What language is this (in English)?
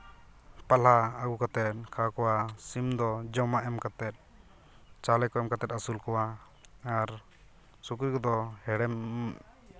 Santali